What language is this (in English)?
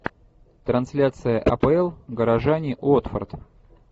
Russian